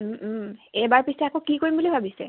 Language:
Assamese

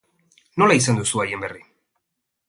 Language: Basque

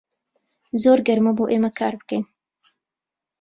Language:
Central Kurdish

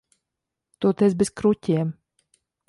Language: Latvian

